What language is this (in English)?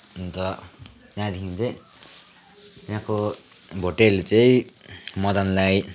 Nepali